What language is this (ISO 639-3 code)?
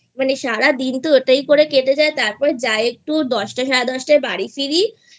ben